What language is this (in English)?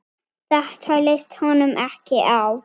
Icelandic